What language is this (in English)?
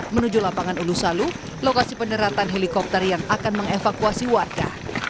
Indonesian